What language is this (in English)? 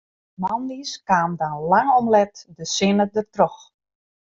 Western Frisian